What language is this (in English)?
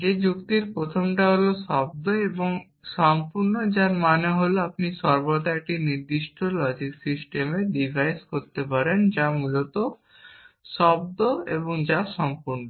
Bangla